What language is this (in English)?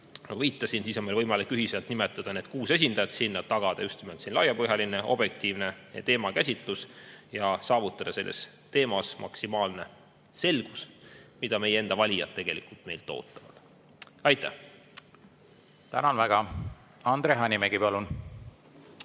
Estonian